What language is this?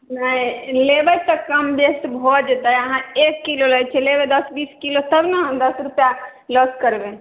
Maithili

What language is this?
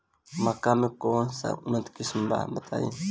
Bhojpuri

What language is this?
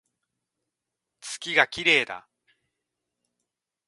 Japanese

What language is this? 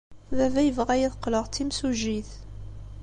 Kabyle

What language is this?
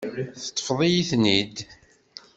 Kabyle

